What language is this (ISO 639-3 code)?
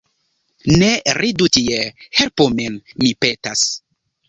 epo